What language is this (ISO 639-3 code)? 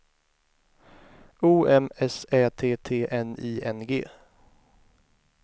swe